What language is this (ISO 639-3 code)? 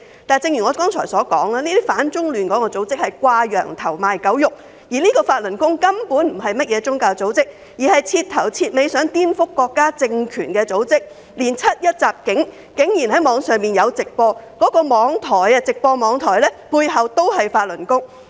yue